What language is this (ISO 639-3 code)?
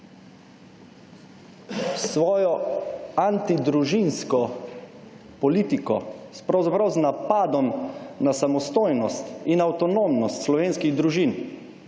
slv